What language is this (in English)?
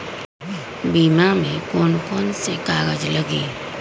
Magahi